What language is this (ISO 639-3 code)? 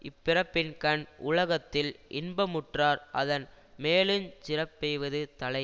tam